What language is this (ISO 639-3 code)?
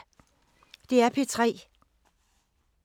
dan